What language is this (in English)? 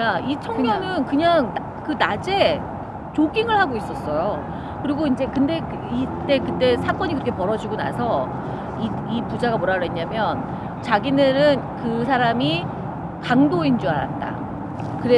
Korean